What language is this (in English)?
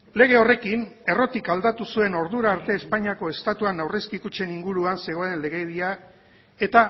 Basque